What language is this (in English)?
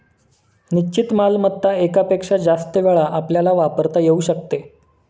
Marathi